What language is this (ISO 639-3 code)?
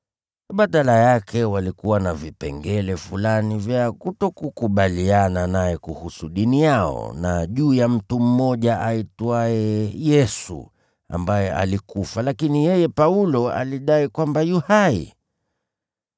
swa